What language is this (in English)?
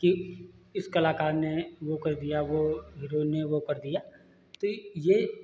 Hindi